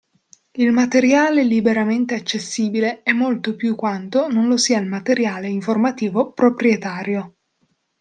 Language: Italian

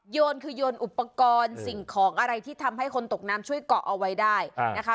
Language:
Thai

